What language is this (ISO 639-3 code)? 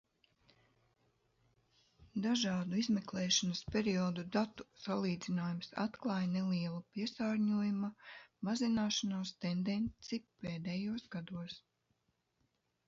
lav